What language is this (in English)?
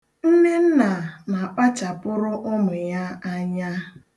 Igbo